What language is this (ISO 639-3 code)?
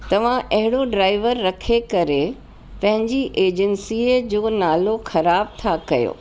snd